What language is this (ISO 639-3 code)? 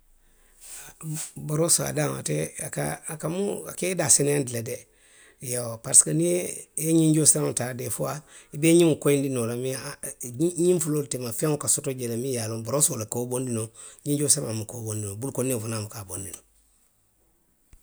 mlq